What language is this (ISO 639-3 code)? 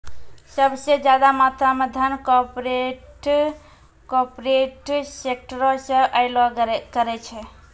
mai